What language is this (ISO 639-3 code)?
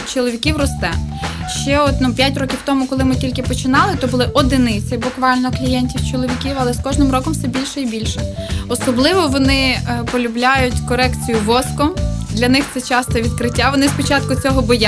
ukr